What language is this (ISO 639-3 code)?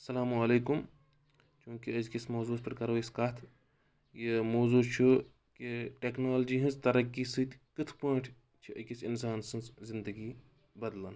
kas